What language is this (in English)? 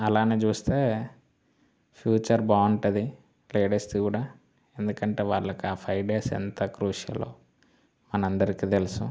Telugu